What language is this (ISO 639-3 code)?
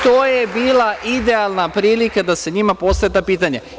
srp